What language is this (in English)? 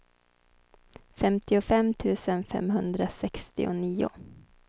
Swedish